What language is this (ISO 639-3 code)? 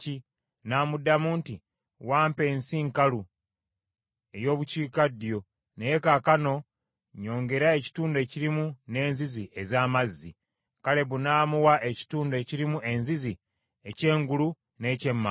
lug